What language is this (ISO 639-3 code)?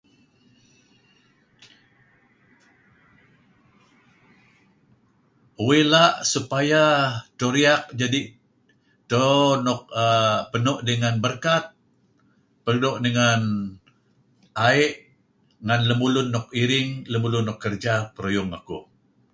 kzi